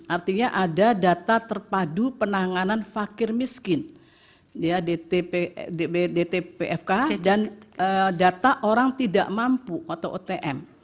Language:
Indonesian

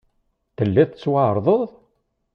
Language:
Kabyle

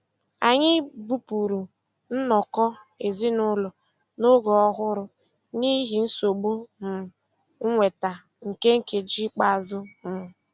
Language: Igbo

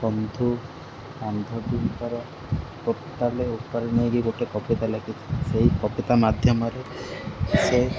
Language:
Odia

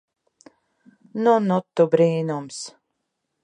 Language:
Latvian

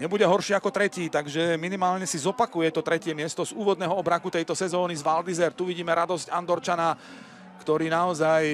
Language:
Slovak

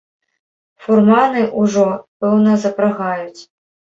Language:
Belarusian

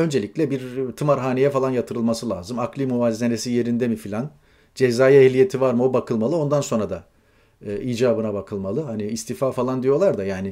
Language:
Turkish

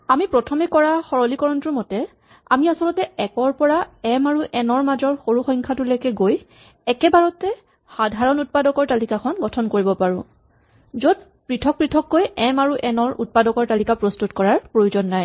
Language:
Assamese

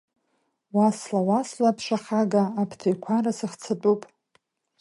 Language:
Abkhazian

